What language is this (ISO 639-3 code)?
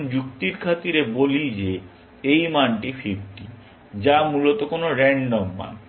ben